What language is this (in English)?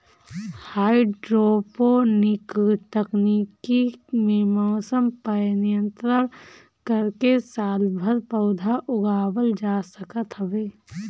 Bhojpuri